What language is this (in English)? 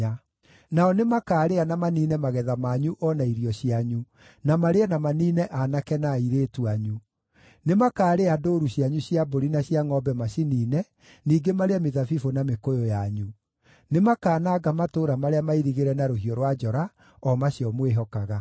Kikuyu